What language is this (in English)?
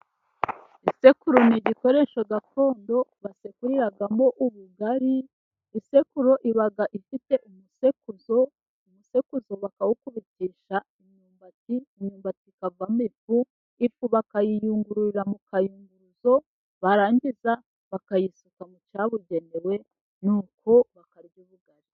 Kinyarwanda